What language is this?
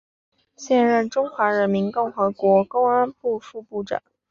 Chinese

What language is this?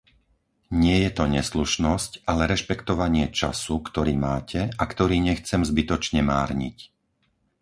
Slovak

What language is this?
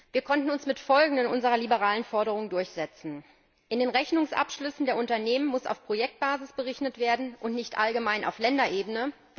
German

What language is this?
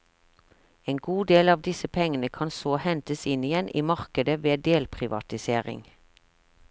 Norwegian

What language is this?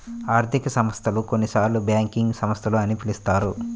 Telugu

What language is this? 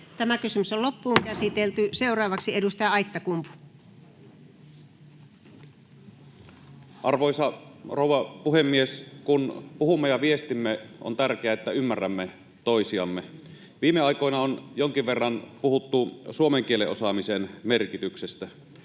Finnish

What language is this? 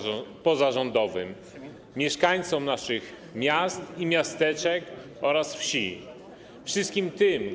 Polish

